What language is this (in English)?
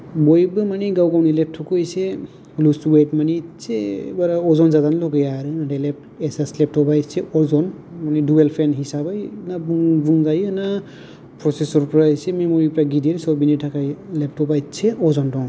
Bodo